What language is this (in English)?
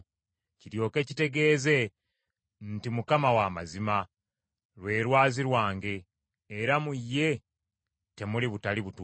Ganda